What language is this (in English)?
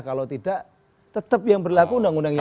Indonesian